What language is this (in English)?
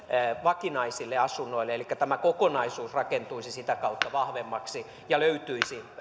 Finnish